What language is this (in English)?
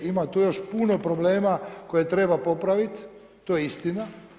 Croatian